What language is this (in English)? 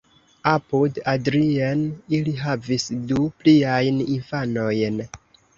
Esperanto